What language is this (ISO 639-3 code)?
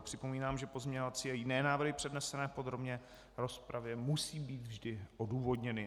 ces